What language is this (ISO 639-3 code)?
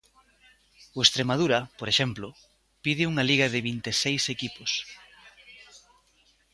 glg